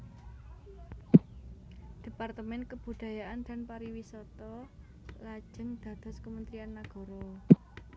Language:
Javanese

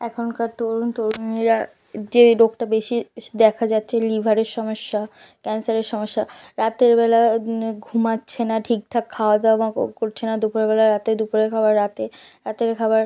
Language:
Bangla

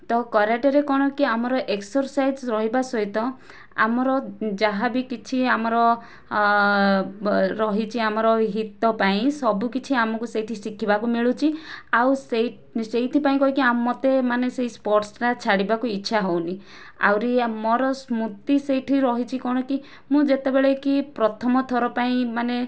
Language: Odia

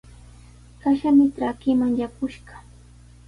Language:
Sihuas Ancash Quechua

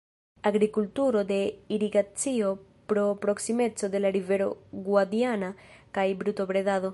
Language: Esperanto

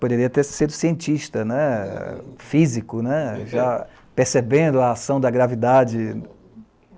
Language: Portuguese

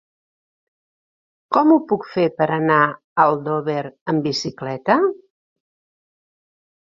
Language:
Catalan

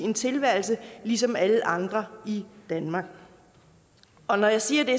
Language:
Danish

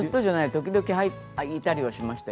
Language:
Japanese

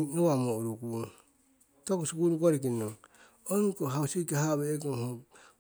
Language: Siwai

